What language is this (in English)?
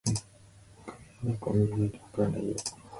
Japanese